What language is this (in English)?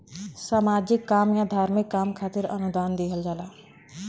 Bhojpuri